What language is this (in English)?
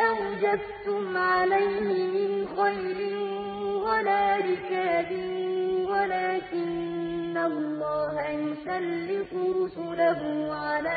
Arabic